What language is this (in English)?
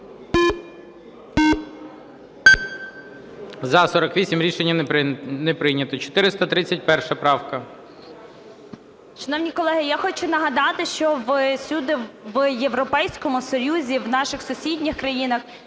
Ukrainian